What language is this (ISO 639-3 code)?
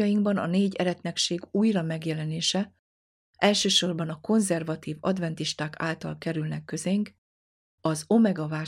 hun